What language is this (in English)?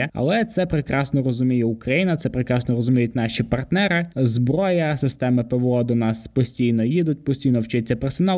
Ukrainian